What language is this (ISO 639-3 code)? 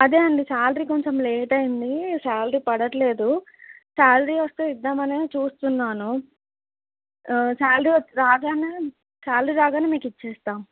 tel